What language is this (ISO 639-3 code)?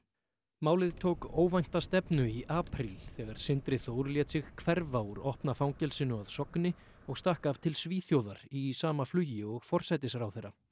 isl